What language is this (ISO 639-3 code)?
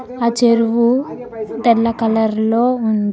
tel